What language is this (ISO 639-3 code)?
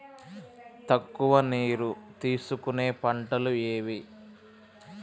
tel